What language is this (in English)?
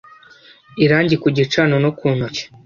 Kinyarwanda